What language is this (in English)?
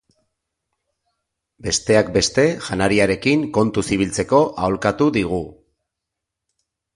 Basque